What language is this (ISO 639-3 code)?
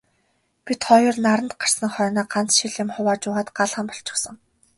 mon